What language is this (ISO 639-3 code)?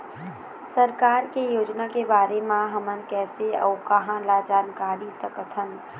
hne